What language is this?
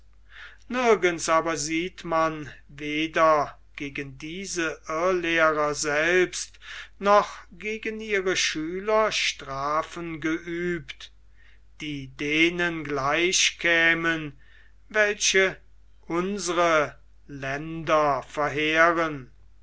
German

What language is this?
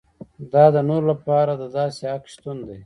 Pashto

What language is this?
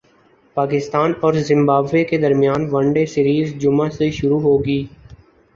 Urdu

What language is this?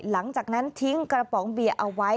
Thai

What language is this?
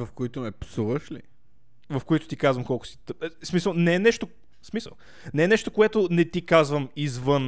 Bulgarian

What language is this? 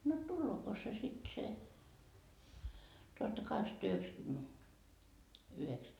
Finnish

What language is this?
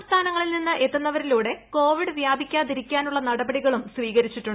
Malayalam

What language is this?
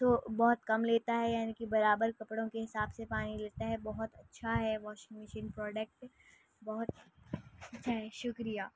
Urdu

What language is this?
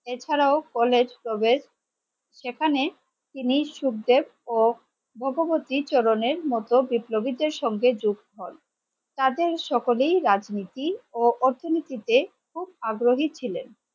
Bangla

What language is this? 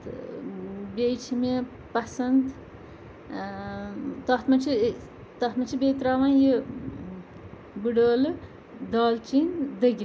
Kashmiri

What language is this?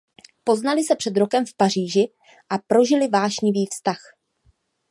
Czech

